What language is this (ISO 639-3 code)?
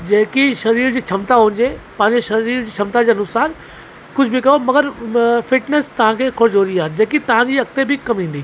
snd